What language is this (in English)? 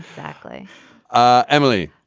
English